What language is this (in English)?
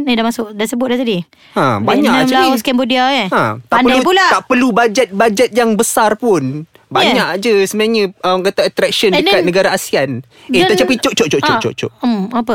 Malay